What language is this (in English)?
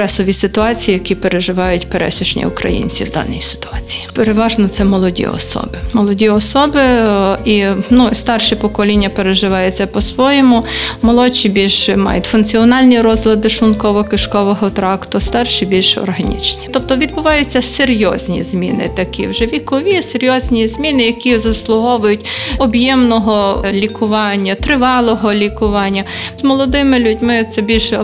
Ukrainian